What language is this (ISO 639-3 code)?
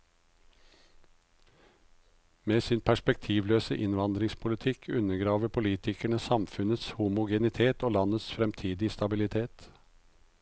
nor